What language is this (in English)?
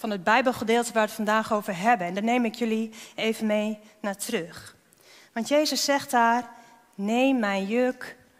Dutch